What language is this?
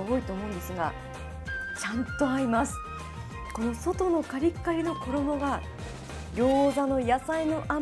Japanese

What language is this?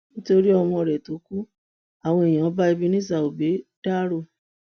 Yoruba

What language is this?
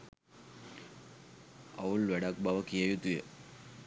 Sinhala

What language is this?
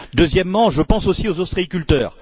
French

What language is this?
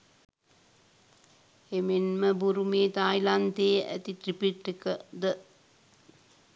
Sinhala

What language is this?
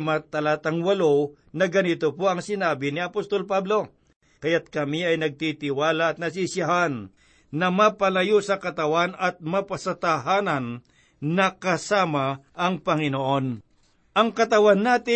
Filipino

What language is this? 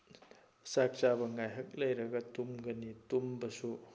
Manipuri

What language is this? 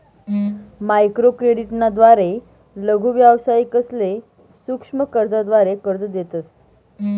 Marathi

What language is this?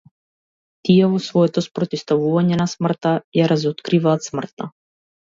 Macedonian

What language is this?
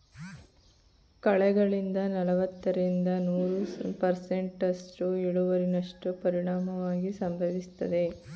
Kannada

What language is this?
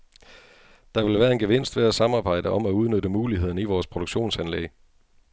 Danish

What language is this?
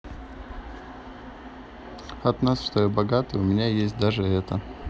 Russian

